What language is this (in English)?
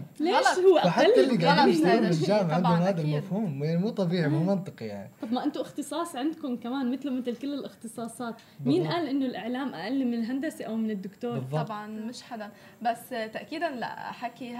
Arabic